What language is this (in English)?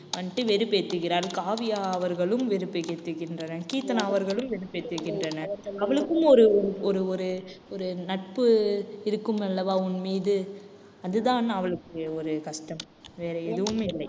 Tamil